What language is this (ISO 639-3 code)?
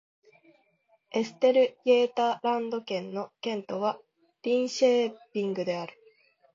jpn